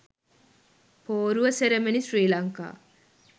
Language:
Sinhala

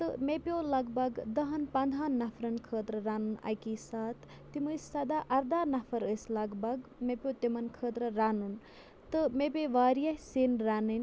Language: Kashmiri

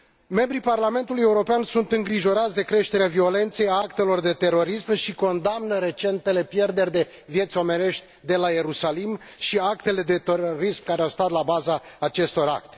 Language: Romanian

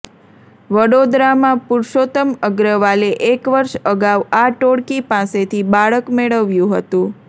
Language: Gujarati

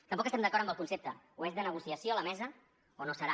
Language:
Catalan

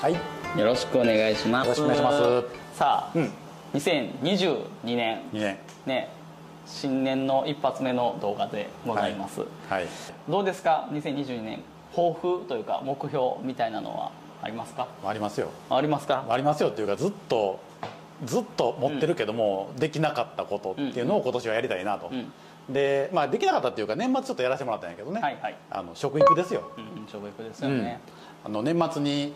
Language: Japanese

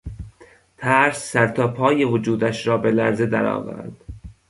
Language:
Persian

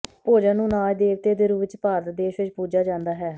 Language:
Punjabi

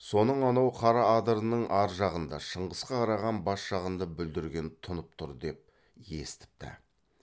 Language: Kazakh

